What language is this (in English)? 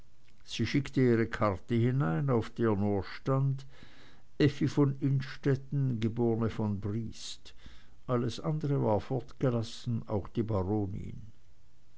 German